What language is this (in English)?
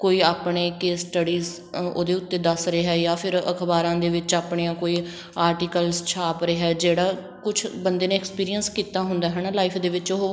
Punjabi